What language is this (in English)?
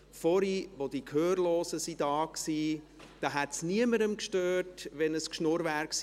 Swiss German